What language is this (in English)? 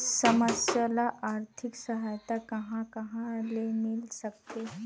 Chhattisgarhi